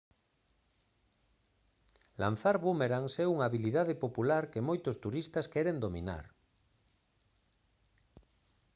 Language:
Galician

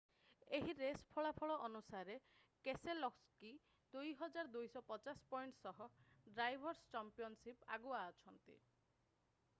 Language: Odia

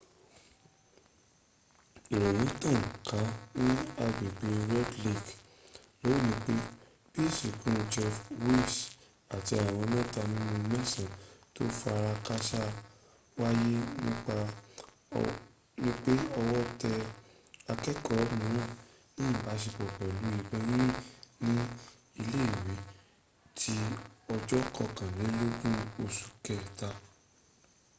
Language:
Yoruba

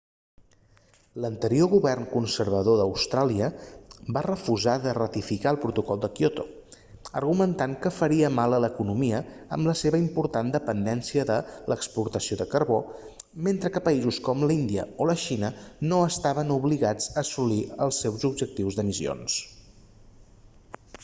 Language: Catalan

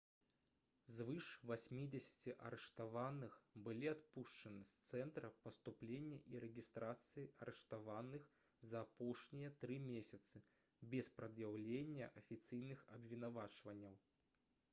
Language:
Belarusian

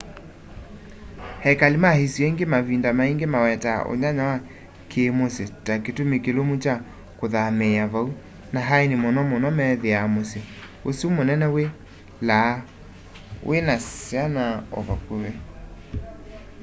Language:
Kamba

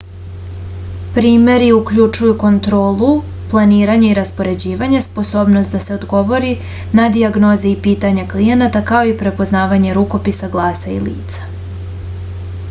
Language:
Serbian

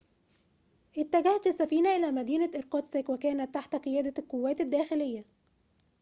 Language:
Arabic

